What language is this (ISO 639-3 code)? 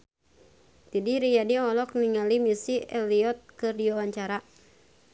sun